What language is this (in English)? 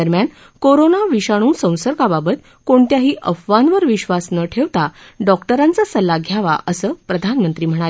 Marathi